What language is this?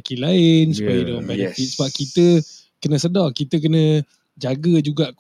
Malay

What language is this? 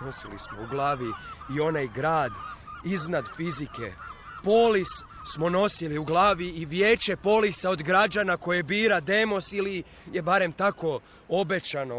Croatian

